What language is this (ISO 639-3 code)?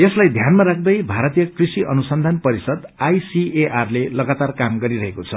nep